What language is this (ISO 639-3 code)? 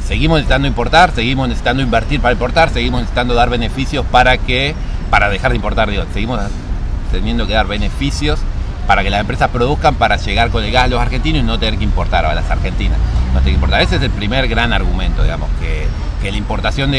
spa